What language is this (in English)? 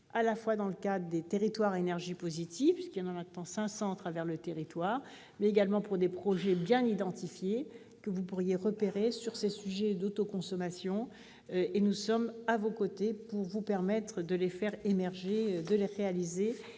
French